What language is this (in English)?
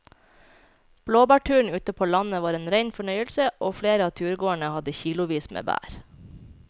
Norwegian